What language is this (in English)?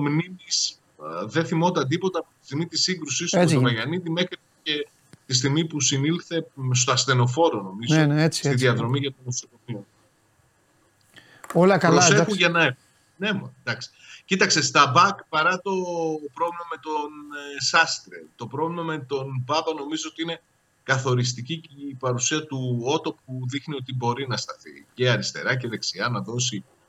Greek